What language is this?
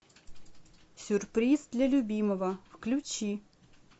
Russian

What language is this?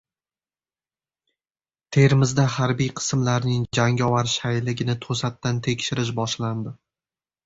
Uzbek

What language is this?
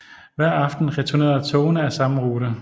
Danish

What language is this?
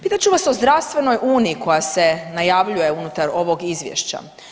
Croatian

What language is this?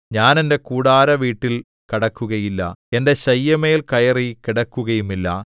Malayalam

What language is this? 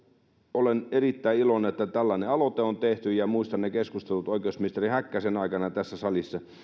Finnish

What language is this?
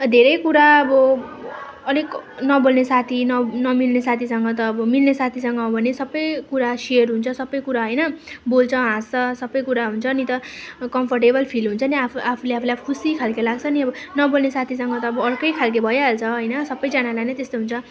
Nepali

